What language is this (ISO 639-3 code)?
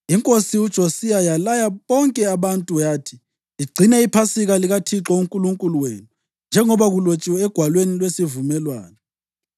nde